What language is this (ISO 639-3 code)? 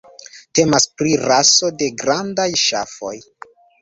epo